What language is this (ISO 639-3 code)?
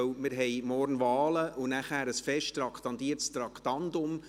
gsw